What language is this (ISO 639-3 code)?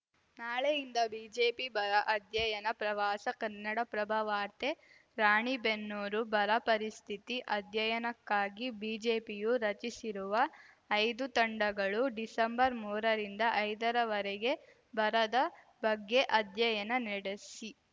kan